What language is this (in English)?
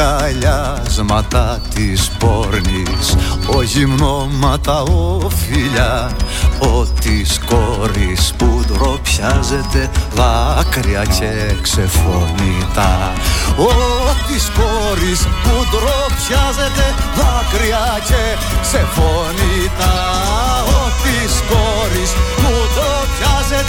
Greek